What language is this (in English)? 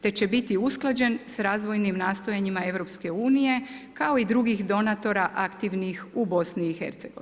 Croatian